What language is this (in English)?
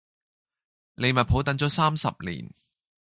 Cantonese